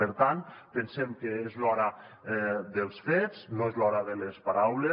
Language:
Catalan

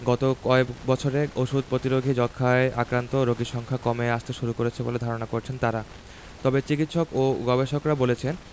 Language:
Bangla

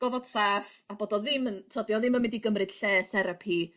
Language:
Welsh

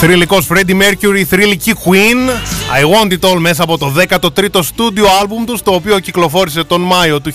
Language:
Greek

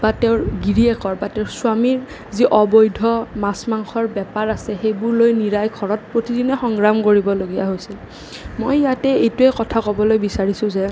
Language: Assamese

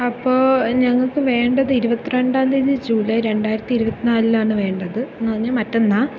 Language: Malayalam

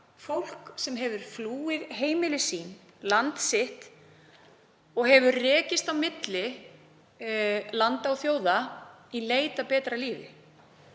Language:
Icelandic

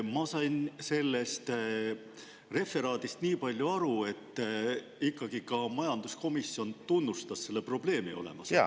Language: Estonian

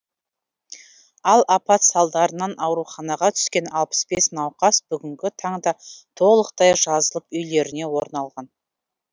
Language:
Kazakh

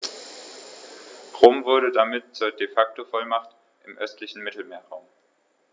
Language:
German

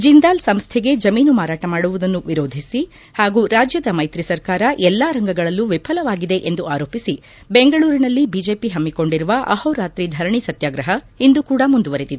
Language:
Kannada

